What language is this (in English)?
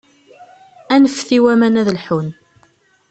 Kabyle